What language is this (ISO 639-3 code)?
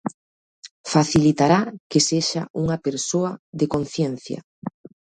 glg